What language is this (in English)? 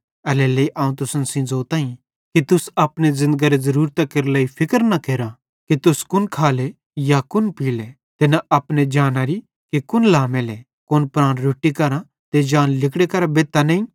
Bhadrawahi